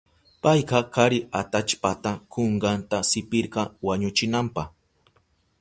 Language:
Southern Pastaza Quechua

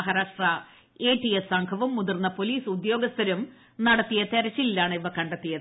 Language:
Malayalam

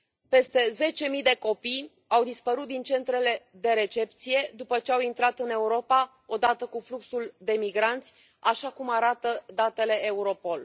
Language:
Romanian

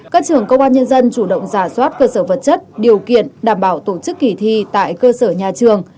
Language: Vietnamese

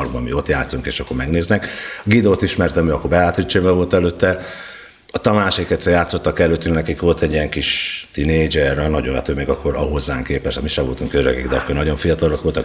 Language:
Hungarian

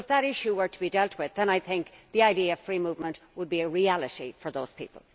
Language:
English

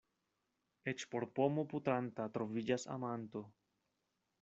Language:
Esperanto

